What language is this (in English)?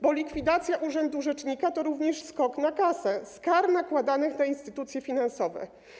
Polish